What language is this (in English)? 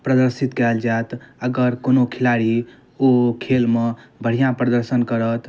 Maithili